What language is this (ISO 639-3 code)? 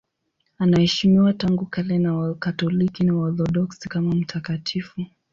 swa